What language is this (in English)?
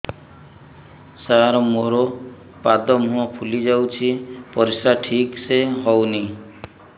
Odia